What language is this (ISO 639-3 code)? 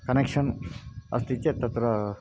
san